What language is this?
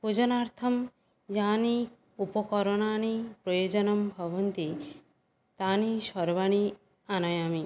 Sanskrit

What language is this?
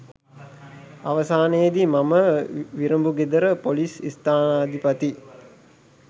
Sinhala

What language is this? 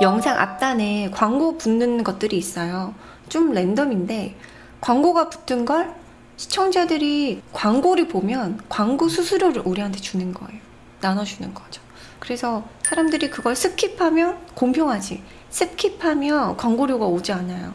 Korean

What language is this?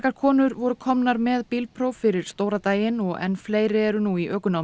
Icelandic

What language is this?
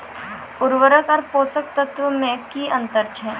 Maithili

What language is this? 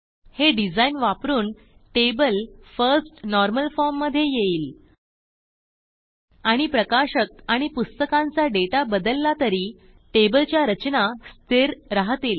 Marathi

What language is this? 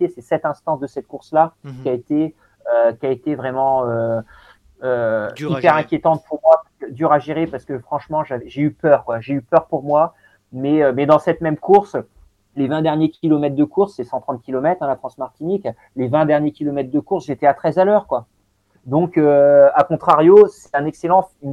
French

